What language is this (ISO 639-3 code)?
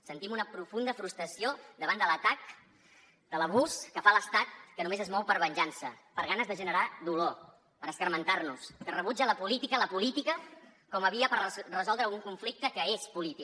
cat